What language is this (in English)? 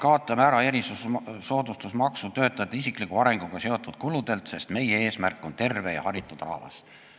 Estonian